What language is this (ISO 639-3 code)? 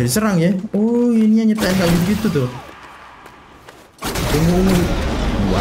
ind